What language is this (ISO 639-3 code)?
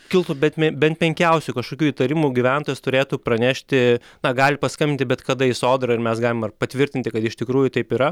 lit